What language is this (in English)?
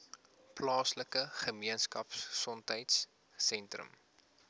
Afrikaans